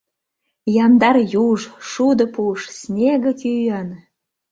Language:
Mari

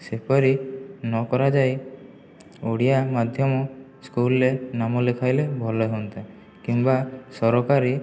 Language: Odia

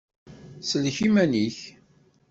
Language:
Kabyle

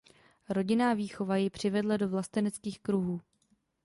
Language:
Czech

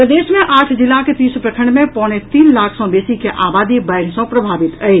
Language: Maithili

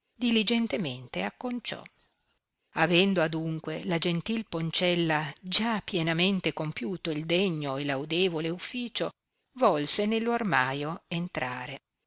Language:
Italian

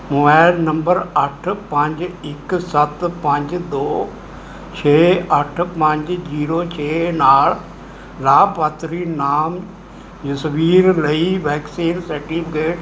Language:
Punjabi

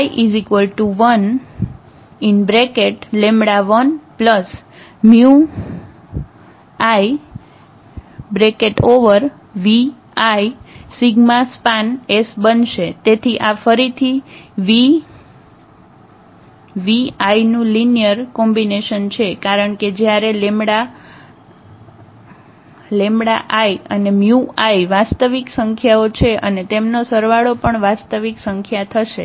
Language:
Gujarati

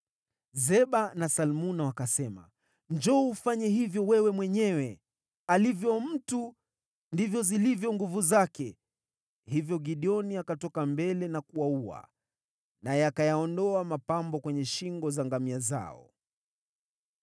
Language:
Swahili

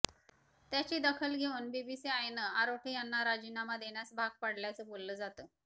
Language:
Marathi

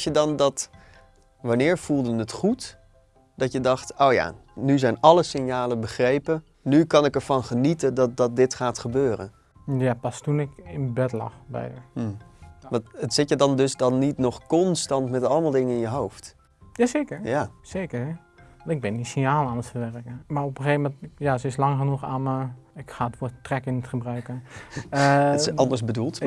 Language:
Dutch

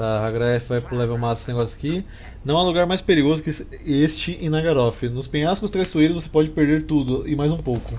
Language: Portuguese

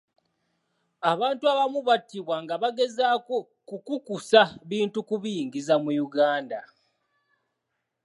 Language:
Ganda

